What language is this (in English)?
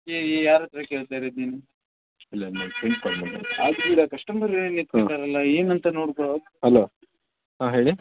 Kannada